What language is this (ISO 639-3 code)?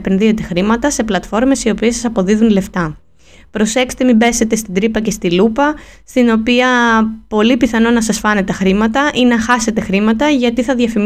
ell